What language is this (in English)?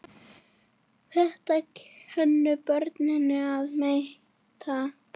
Icelandic